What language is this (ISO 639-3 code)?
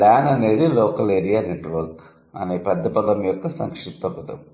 tel